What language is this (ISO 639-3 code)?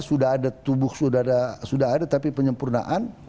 ind